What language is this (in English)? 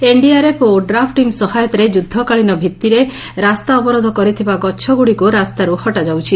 Odia